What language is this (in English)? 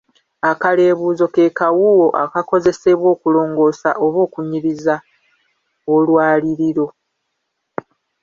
Ganda